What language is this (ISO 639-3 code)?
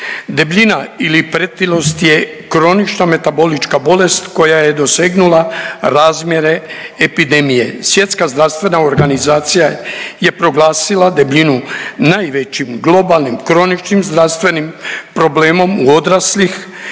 hrv